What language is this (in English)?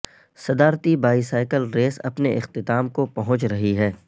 Urdu